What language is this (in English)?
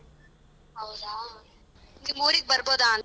Kannada